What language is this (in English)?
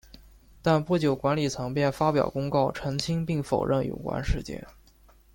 Chinese